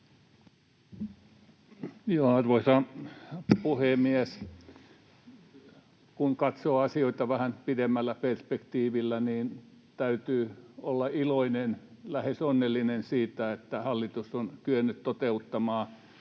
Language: Finnish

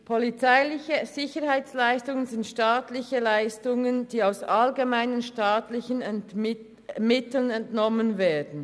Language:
Swiss German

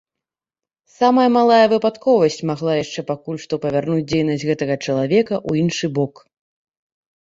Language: Belarusian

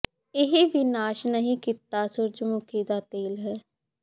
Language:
Punjabi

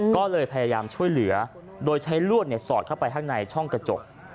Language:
Thai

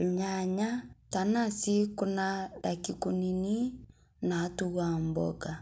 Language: Masai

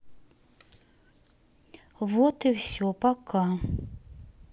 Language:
Russian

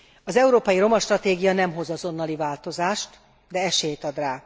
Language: Hungarian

